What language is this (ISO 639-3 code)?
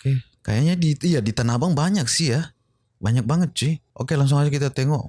ind